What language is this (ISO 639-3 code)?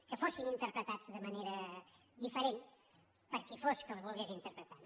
cat